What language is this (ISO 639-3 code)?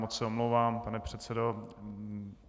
ces